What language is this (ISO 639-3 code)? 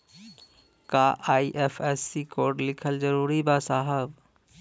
bho